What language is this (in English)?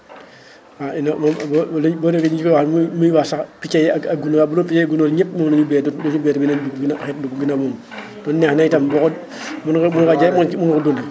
Wolof